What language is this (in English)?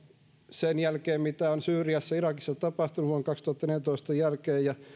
Finnish